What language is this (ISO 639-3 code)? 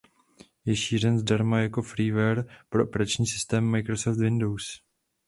ces